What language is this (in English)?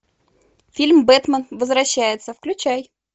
Russian